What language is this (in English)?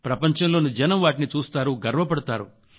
Telugu